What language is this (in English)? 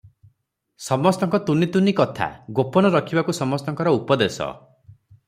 Odia